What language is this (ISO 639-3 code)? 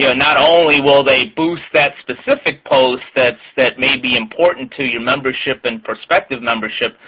eng